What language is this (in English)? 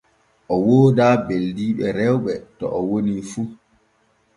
Borgu Fulfulde